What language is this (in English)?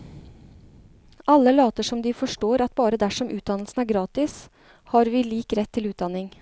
Norwegian